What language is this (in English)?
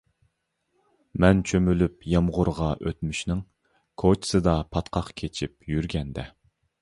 Uyghur